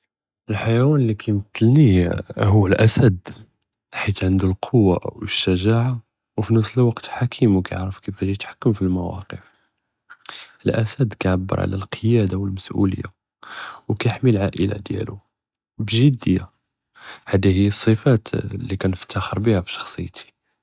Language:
Judeo-Arabic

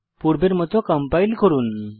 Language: Bangla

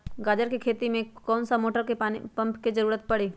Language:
Magahi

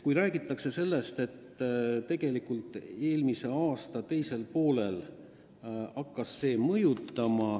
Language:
Estonian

